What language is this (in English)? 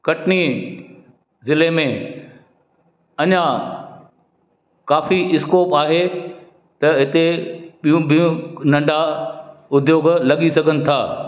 Sindhi